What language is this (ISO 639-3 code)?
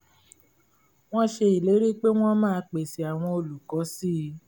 yor